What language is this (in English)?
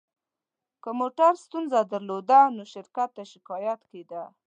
Pashto